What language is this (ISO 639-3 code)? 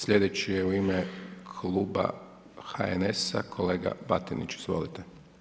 hrv